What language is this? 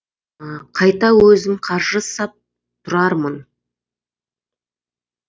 Kazakh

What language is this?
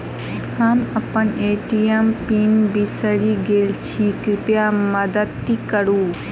Maithili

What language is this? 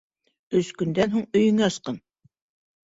Bashkir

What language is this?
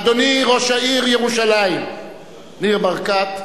Hebrew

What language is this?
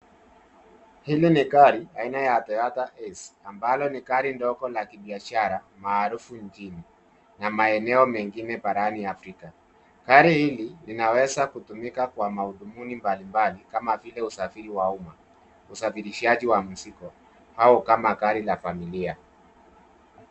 Swahili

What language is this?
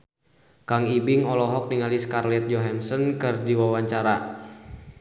Sundanese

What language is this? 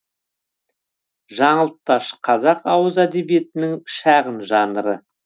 Kazakh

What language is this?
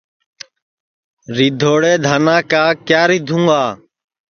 Sansi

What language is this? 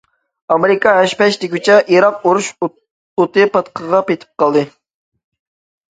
Uyghur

